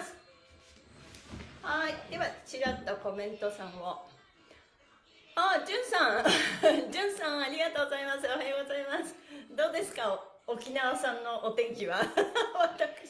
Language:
Japanese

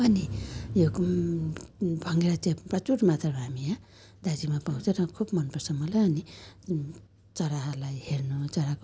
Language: Nepali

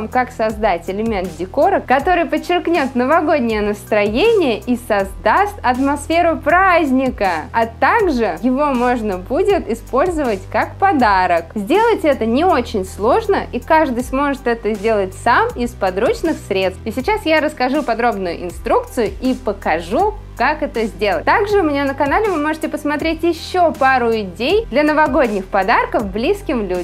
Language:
Russian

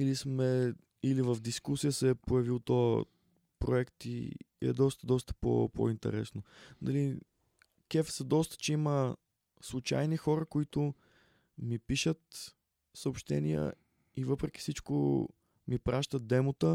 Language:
Bulgarian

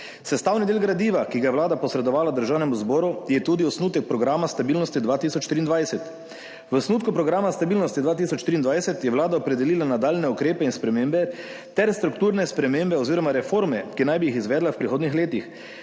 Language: Slovenian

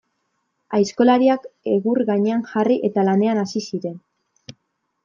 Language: Basque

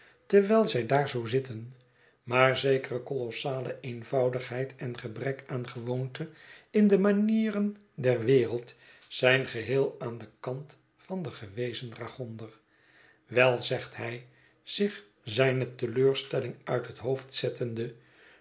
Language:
Dutch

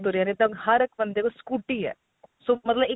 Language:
Punjabi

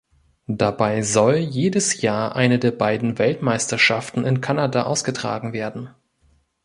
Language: German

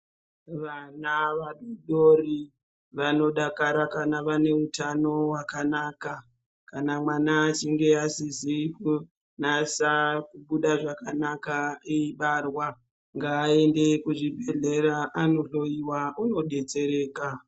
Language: Ndau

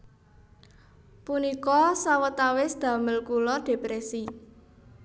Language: Javanese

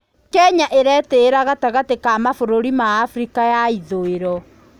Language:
Kikuyu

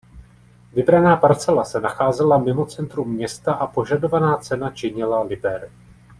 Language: Czech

